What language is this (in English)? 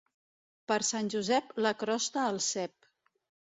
Catalan